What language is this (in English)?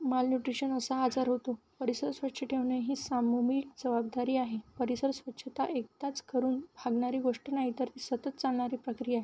Marathi